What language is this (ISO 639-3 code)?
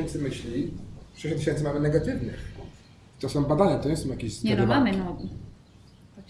pol